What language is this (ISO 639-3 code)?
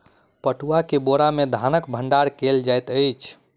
mai